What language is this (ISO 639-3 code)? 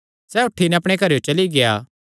xnr